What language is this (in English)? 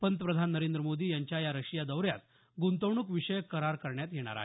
Marathi